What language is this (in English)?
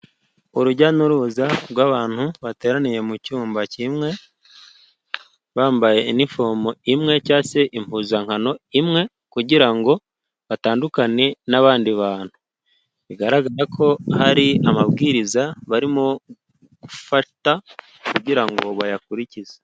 Kinyarwanda